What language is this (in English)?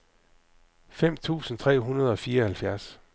Danish